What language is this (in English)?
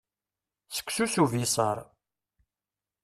Kabyle